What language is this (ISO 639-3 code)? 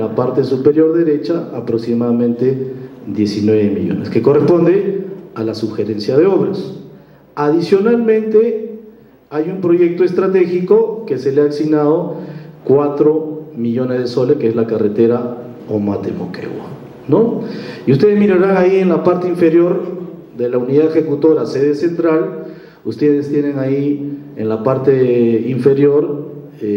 spa